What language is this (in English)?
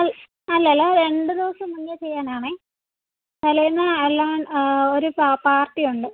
Malayalam